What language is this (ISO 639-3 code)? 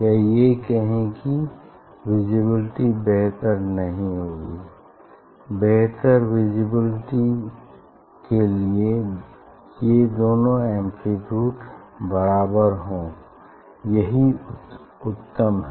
hin